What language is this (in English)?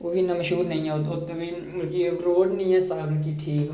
Dogri